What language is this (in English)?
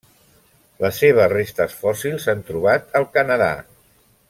Catalan